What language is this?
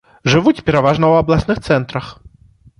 Belarusian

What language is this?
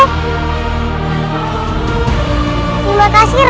Indonesian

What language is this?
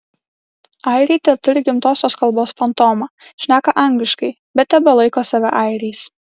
Lithuanian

